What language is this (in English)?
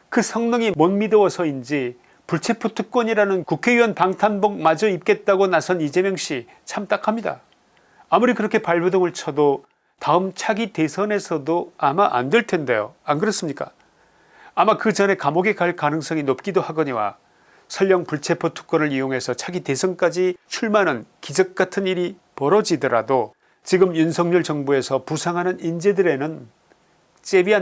Korean